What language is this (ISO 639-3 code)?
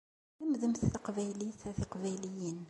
kab